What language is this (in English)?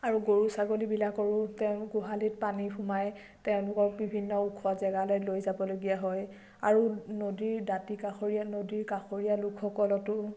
Assamese